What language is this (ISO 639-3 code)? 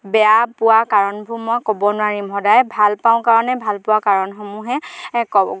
asm